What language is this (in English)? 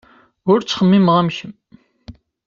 Kabyle